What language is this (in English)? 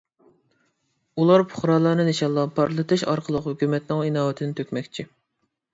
Uyghur